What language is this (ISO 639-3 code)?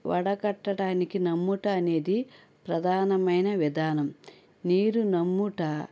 tel